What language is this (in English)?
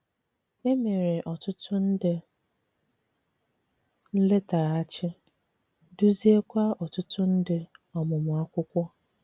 Igbo